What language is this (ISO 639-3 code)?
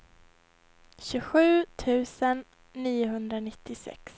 swe